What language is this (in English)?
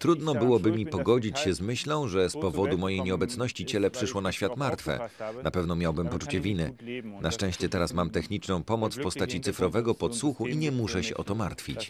Polish